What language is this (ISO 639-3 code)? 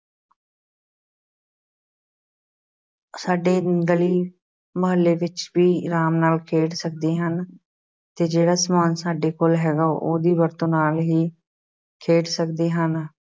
pan